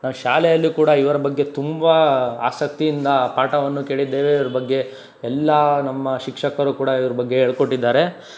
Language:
Kannada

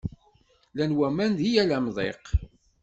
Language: Kabyle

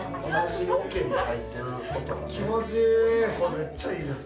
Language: Japanese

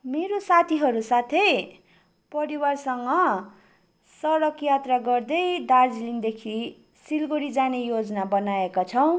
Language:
Nepali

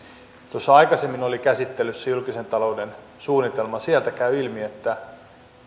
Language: Finnish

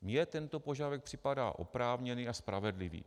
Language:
Czech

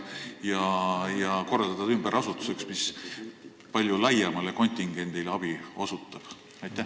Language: Estonian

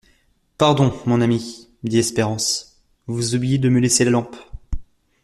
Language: French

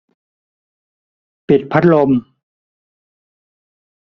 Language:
Thai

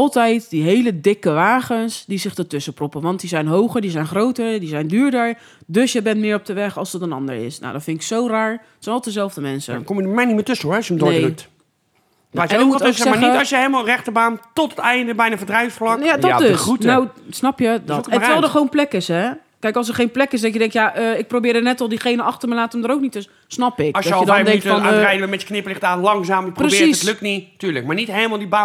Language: Dutch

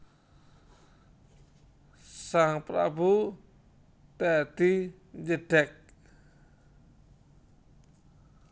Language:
Javanese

